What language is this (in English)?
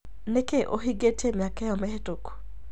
Kikuyu